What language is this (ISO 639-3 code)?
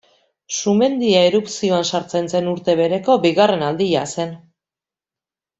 eus